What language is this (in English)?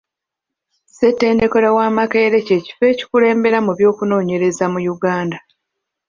Ganda